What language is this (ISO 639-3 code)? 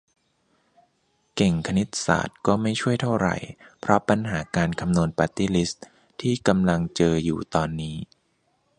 tha